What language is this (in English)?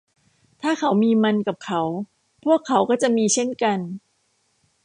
Thai